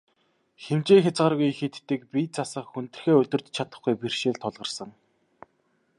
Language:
Mongolian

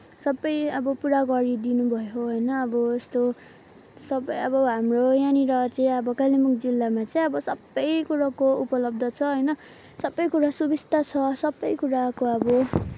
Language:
Nepali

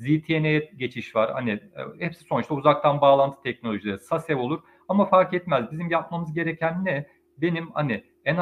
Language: Turkish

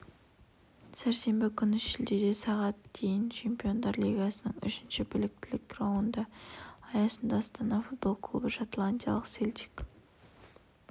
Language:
Kazakh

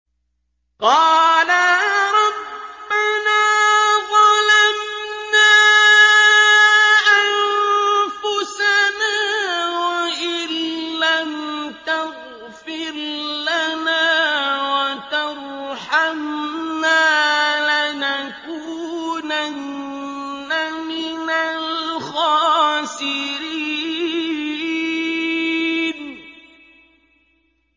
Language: Arabic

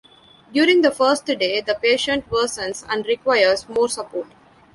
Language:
English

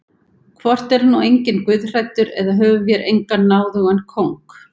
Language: Icelandic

